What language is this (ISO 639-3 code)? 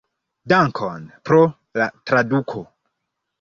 epo